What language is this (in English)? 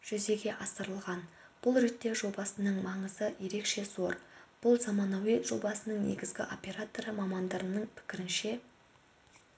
Kazakh